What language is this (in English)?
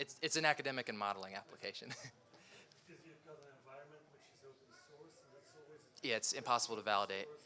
English